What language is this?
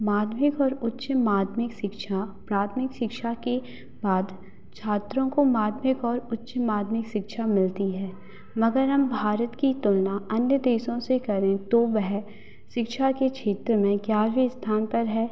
Hindi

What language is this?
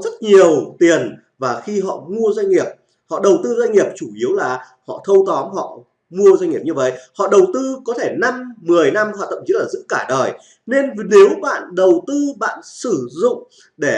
Vietnamese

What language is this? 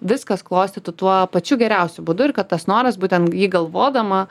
Lithuanian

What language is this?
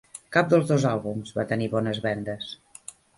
Catalan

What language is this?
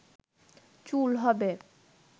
Bangla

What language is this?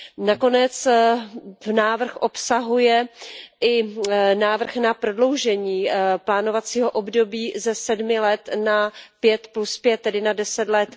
Czech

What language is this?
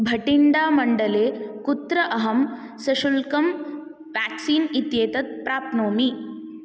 Sanskrit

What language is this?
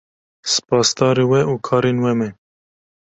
Kurdish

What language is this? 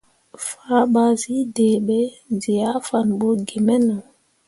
Mundang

